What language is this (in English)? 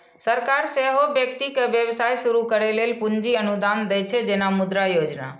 Maithili